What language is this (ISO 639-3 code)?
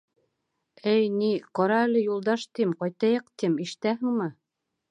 bak